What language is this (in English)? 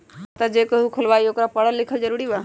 Magahi